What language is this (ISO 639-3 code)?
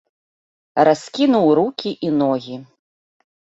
bel